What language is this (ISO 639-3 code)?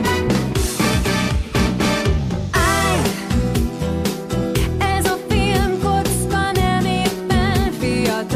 hun